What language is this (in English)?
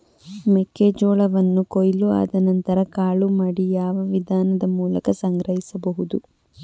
Kannada